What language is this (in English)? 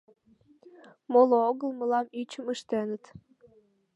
Mari